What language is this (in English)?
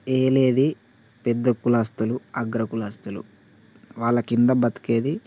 Telugu